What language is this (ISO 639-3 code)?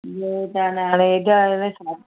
snd